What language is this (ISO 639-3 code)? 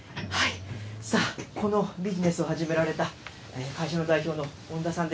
jpn